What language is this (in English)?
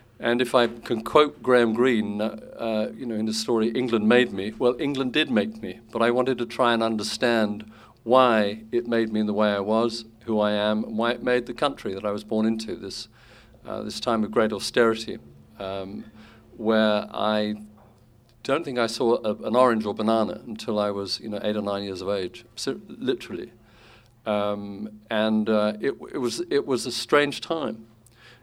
English